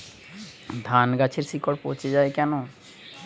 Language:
Bangla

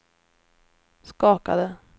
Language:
Swedish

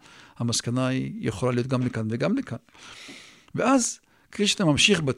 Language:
Hebrew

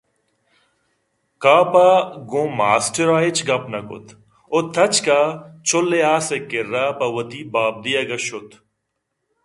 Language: Eastern Balochi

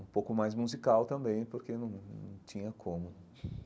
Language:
Portuguese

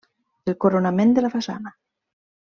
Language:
Catalan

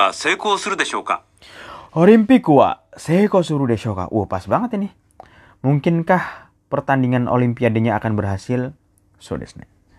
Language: Indonesian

